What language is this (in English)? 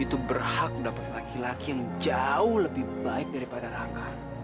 Indonesian